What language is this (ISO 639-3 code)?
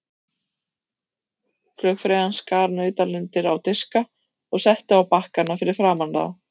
isl